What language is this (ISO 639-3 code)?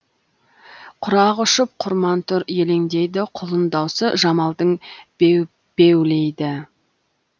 kaz